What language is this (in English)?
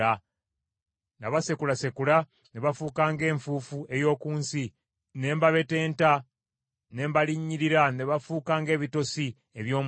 Ganda